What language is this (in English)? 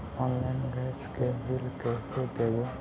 Magahi